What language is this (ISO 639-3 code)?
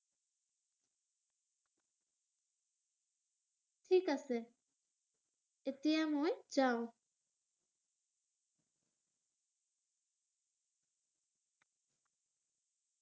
asm